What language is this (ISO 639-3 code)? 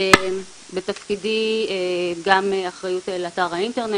heb